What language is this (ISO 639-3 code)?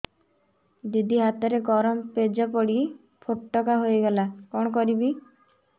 ori